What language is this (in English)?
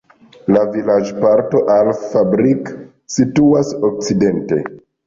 Esperanto